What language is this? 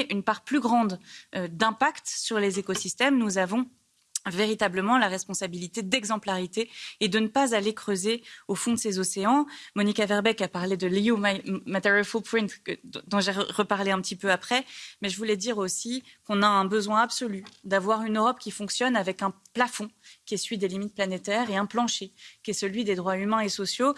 French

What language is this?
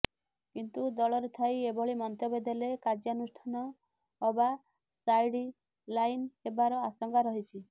Odia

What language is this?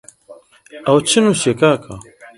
Central Kurdish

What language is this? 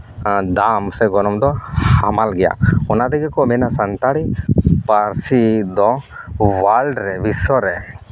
Santali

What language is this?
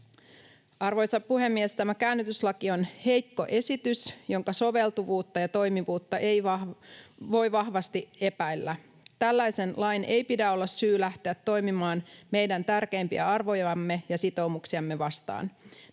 Finnish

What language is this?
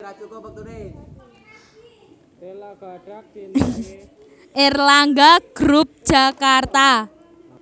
Javanese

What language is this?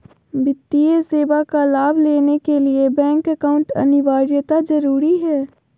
Magahi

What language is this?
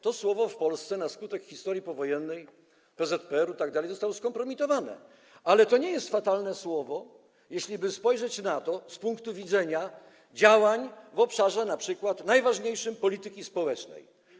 Polish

